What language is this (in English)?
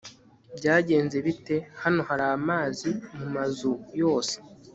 Kinyarwanda